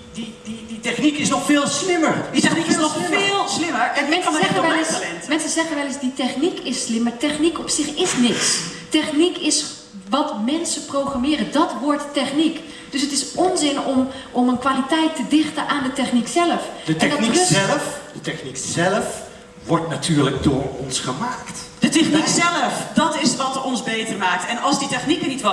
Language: Dutch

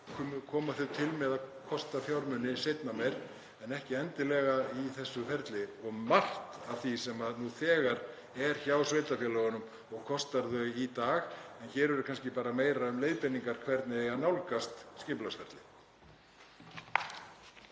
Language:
Icelandic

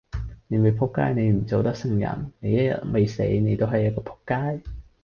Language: Cantonese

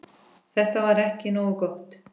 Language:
Icelandic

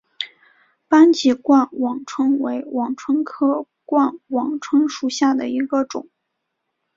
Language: Chinese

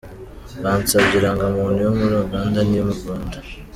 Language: Kinyarwanda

